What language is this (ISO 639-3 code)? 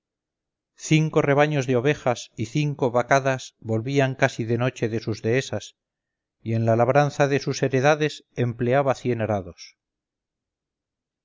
spa